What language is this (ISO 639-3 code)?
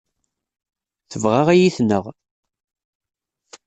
kab